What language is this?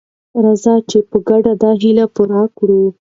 Pashto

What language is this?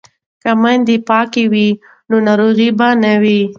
Pashto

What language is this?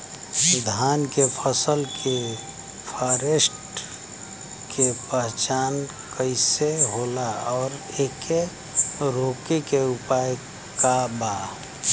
Bhojpuri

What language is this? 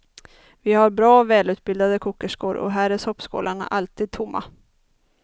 Swedish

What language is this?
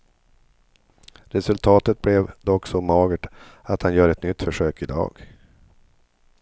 Swedish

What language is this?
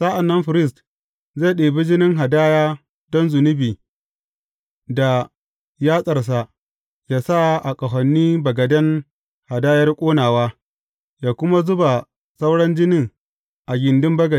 Hausa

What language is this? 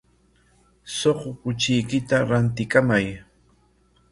Corongo Ancash Quechua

